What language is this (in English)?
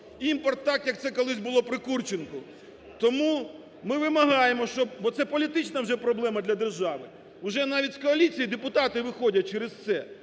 Ukrainian